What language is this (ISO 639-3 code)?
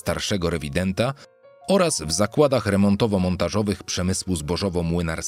pol